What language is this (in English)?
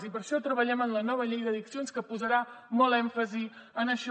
Catalan